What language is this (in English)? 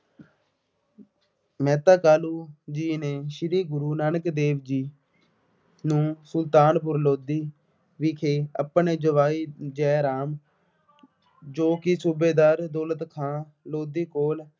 Punjabi